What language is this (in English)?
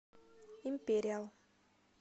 Russian